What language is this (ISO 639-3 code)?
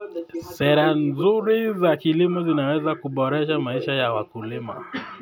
kln